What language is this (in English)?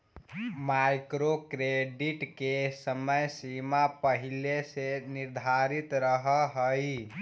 Magahi